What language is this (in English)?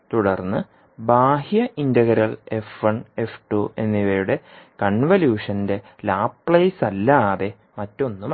Malayalam